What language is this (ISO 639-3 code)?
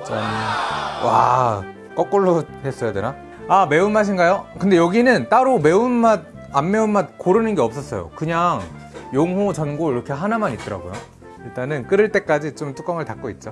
kor